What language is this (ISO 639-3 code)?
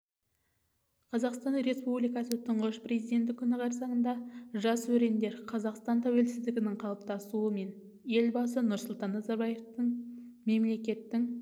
kaz